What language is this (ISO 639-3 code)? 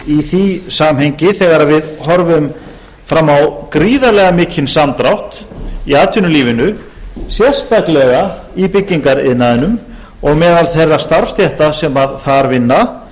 isl